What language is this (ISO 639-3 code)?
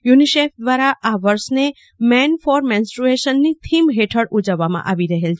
guj